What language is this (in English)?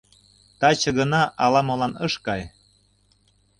Mari